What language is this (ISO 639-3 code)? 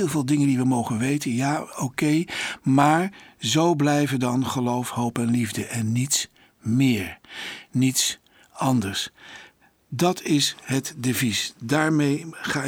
nld